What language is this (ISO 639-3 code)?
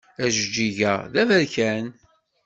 kab